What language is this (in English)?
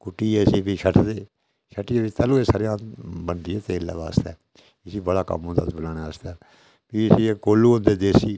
Dogri